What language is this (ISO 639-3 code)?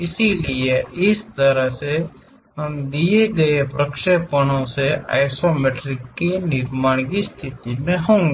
hin